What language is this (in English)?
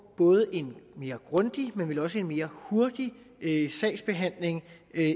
Danish